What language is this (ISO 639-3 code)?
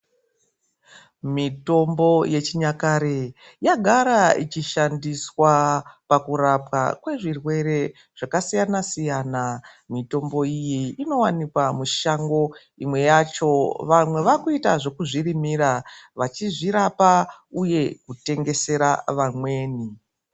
ndc